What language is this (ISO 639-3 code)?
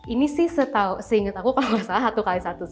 ind